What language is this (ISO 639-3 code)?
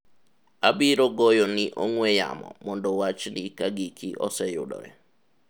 luo